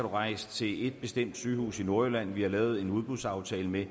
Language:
Danish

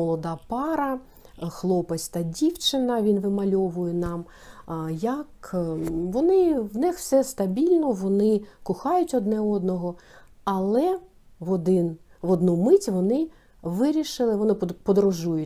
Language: Ukrainian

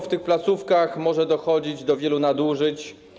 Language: Polish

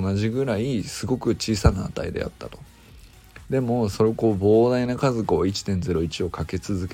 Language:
Japanese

